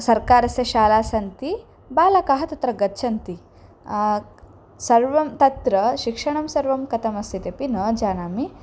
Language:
Sanskrit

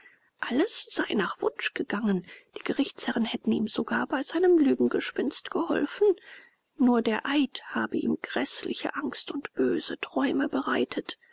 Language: German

